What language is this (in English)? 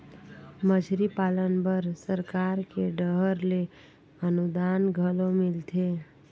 Chhattisgarhi